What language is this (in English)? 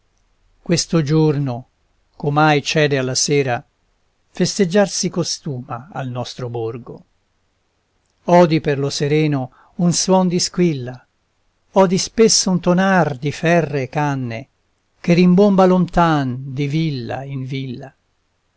Italian